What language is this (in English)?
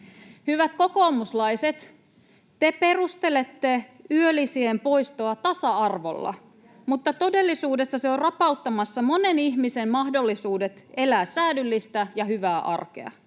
Finnish